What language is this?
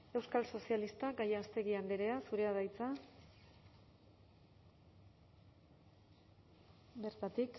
Basque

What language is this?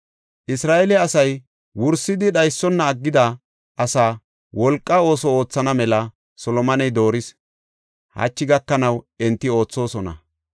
Gofa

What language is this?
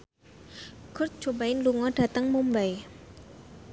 Javanese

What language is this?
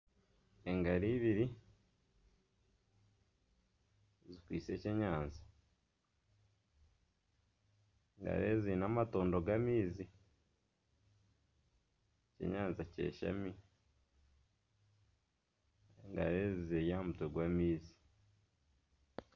Nyankole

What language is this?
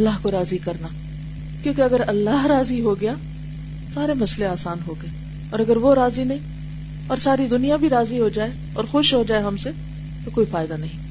Urdu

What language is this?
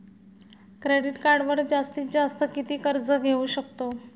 Marathi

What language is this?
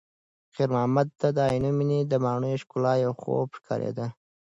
Pashto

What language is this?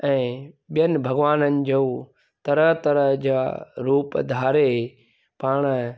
Sindhi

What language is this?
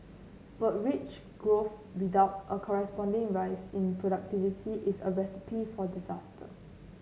English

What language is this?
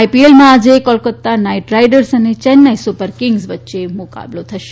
Gujarati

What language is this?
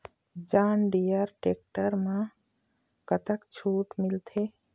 Chhattisgarhi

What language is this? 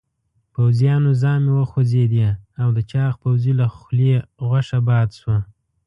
Pashto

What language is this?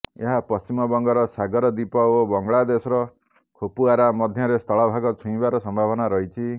Odia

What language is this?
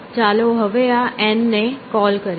Gujarati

